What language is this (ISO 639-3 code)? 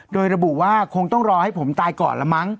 tha